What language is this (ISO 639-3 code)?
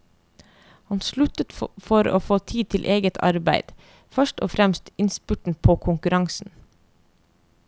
nor